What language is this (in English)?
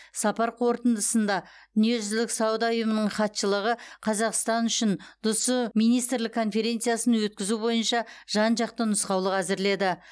Kazakh